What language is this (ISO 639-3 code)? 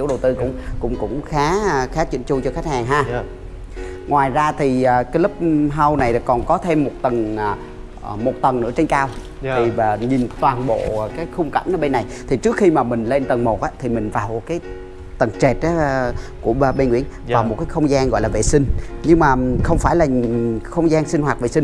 vie